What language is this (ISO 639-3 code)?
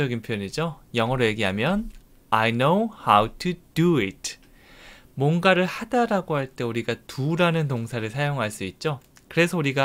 kor